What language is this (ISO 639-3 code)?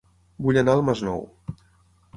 cat